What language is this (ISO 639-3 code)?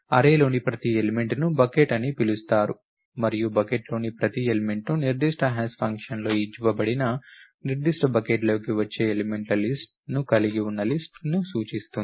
tel